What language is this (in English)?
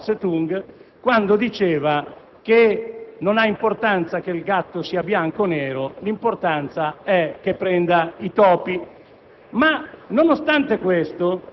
Italian